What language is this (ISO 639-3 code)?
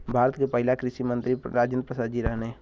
bho